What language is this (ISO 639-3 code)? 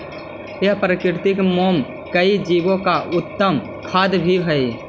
mag